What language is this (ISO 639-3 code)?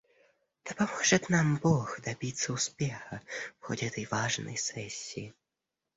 rus